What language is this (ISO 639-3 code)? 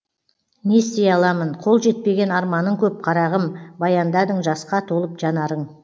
kaz